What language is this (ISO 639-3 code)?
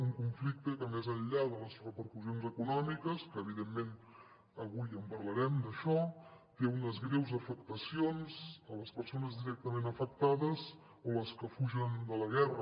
cat